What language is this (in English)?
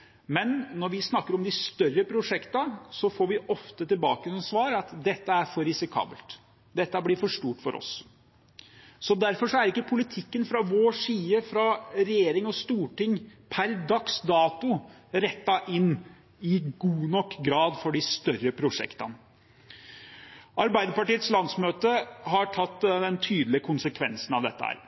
Norwegian Bokmål